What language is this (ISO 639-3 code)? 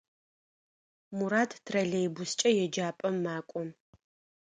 ady